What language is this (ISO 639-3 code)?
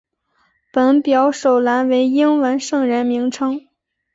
zho